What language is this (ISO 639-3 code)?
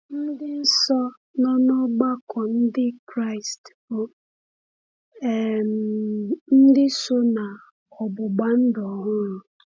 ibo